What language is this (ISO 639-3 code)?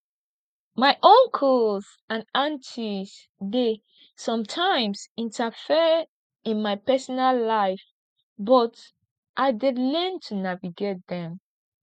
pcm